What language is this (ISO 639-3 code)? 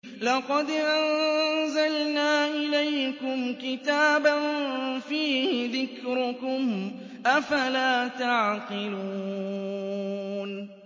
ara